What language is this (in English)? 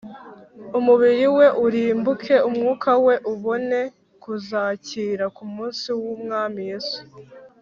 Kinyarwanda